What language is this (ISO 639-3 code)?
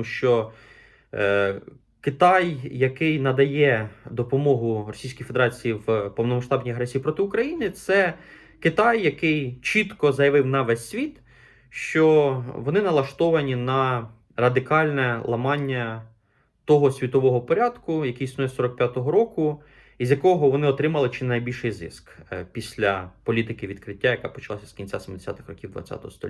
ukr